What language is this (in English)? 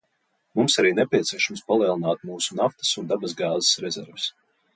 Latvian